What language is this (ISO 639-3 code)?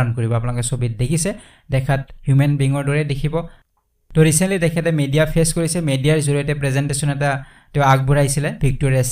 ben